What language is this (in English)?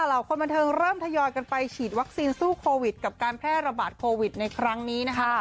Thai